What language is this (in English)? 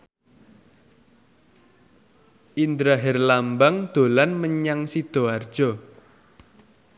Javanese